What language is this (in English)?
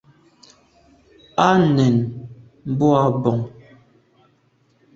Medumba